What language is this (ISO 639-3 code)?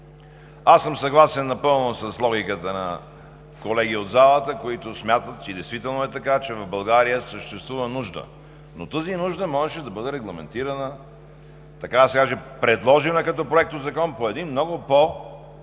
bul